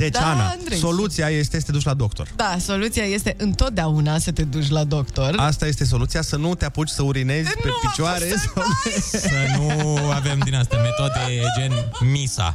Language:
Romanian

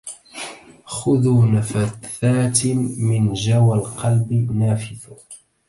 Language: Arabic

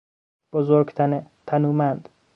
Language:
Persian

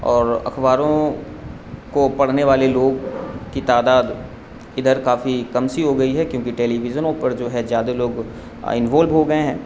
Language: Urdu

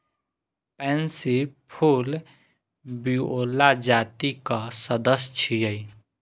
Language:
Maithili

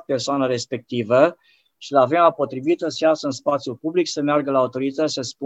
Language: Romanian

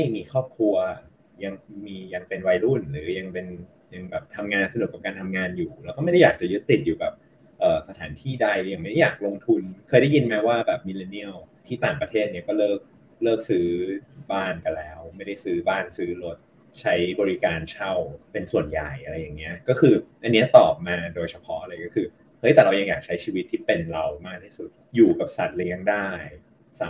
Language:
Thai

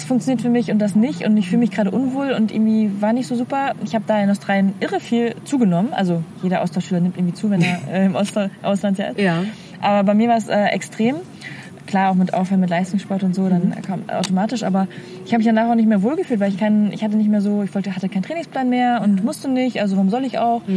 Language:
German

